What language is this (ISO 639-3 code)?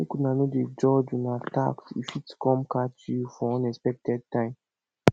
pcm